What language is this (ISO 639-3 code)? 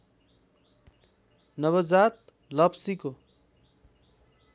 nep